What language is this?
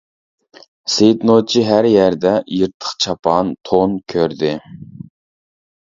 Uyghur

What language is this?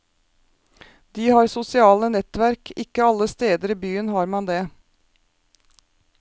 Norwegian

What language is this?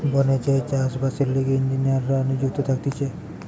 Bangla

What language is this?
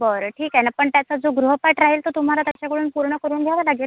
Marathi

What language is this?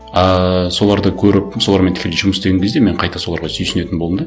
Kazakh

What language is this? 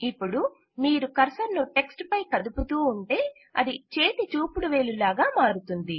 Telugu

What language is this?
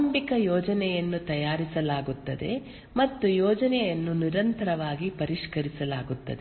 Kannada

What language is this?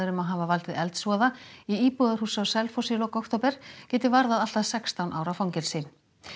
Icelandic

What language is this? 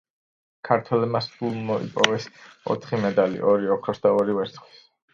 Georgian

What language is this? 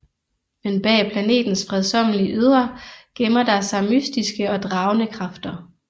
Danish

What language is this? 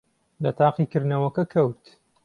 Central Kurdish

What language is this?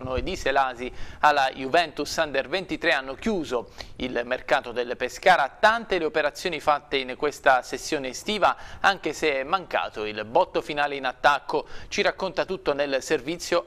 Italian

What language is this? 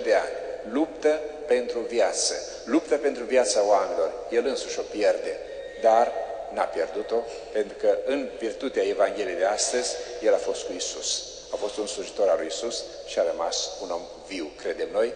Romanian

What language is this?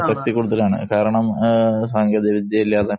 Malayalam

